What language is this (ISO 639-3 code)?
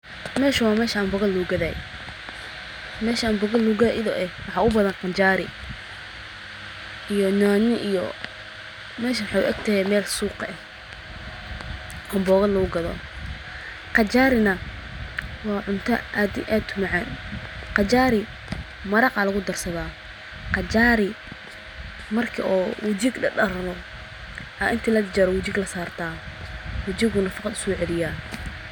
som